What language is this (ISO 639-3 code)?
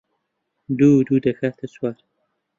ckb